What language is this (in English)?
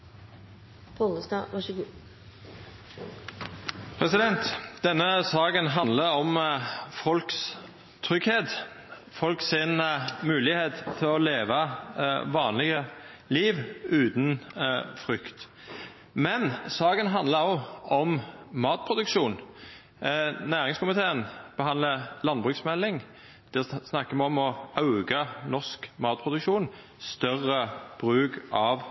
Norwegian